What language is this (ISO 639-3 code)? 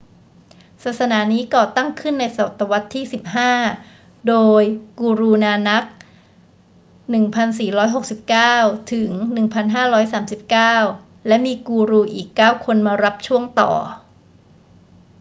tha